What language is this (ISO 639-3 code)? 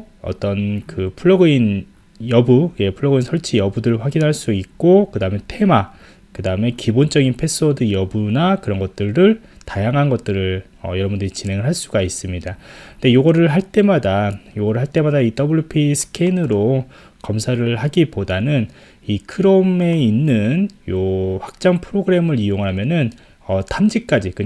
kor